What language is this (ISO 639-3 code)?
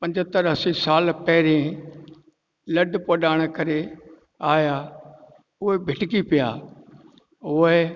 snd